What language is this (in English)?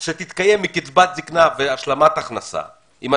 Hebrew